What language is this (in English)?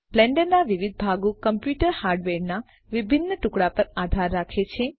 Gujarati